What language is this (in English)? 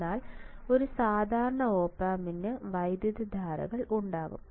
Malayalam